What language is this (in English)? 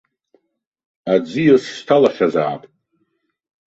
Abkhazian